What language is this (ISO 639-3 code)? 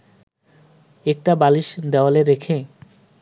ben